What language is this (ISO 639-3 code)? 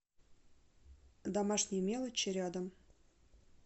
rus